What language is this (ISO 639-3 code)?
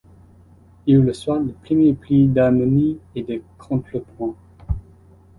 fra